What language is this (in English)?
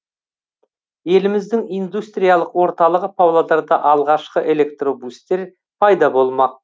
Kazakh